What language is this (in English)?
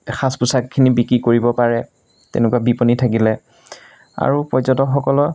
Assamese